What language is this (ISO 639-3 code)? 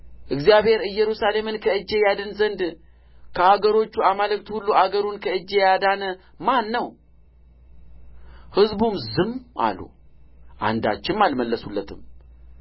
amh